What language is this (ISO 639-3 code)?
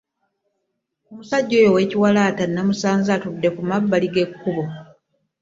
lug